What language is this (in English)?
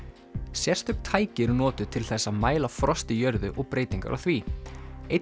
Icelandic